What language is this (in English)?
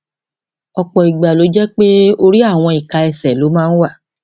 Yoruba